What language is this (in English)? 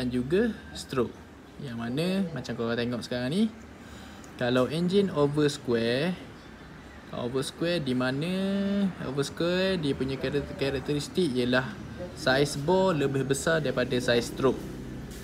Malay